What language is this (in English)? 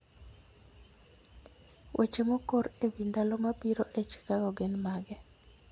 Luo (Kenya and Tanzania)